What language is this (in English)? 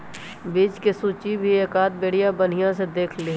Magahi